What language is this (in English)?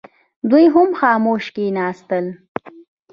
Pashto